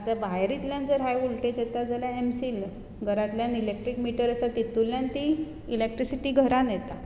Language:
Konkani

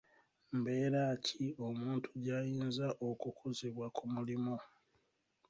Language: Ganda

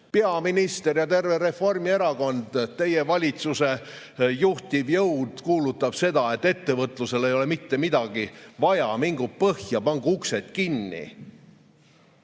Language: Estonian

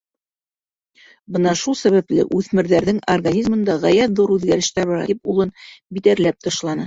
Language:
Bashkir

